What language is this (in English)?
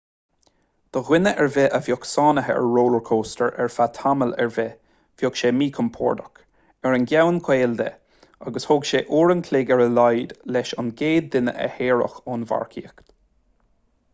Irish